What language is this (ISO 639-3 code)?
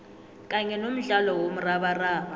nbl